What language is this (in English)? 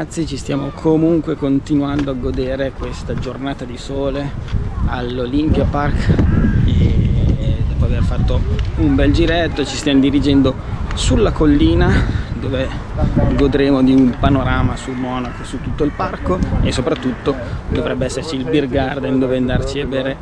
Italian